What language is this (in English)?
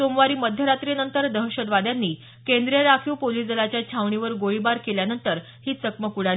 Marathi